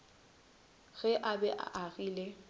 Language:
Northern Sotho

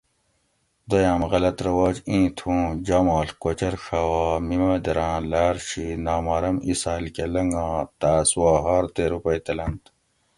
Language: Gawri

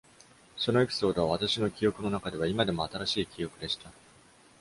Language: Japanese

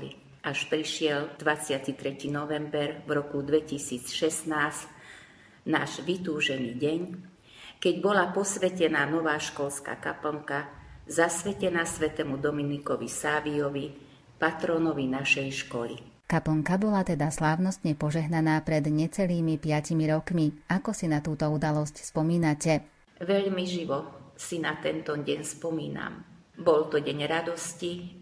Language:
Slovak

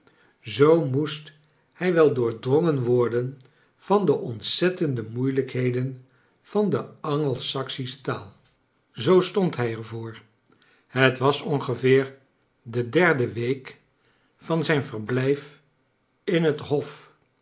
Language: Dutch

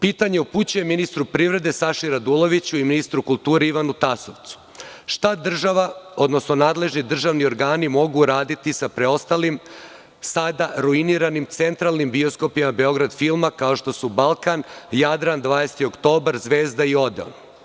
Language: Serbian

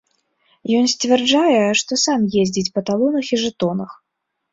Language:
Belarusian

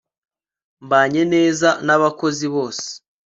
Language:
Kinyarwanda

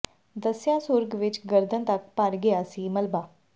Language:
Punjabi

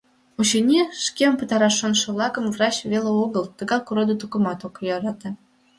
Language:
Mari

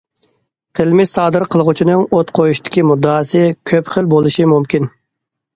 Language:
Uyghur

